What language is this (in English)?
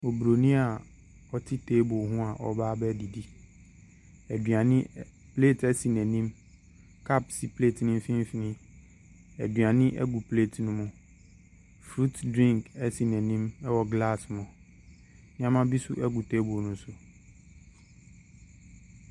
Akan